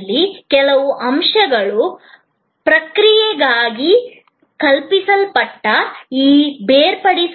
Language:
Kannada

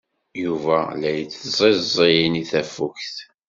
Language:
Kabyle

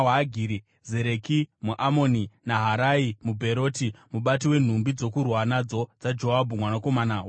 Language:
Shona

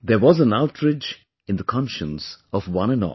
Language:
English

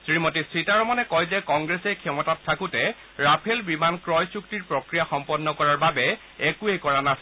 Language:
Assamese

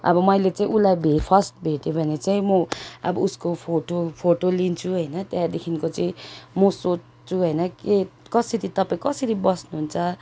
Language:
Nepali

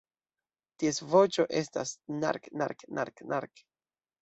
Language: Esperanto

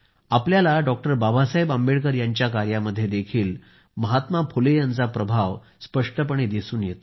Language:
Marathi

